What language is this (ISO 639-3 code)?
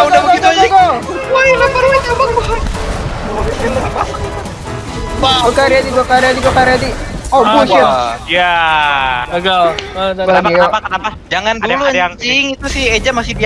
ind